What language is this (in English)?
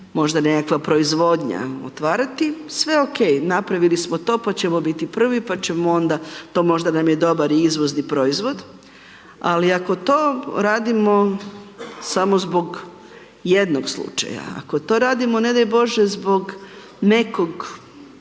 Croatian